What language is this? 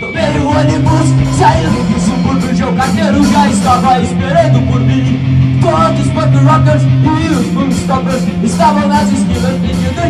Polish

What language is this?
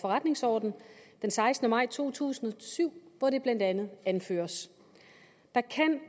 Danish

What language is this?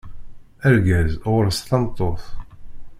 Kabyle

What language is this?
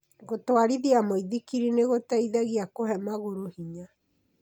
Kikuyu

